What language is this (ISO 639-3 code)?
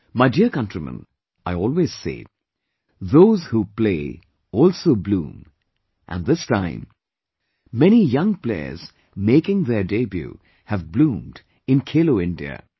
eng